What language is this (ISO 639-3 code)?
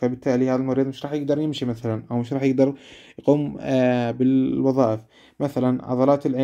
ara